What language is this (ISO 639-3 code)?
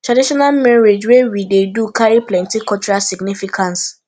pcm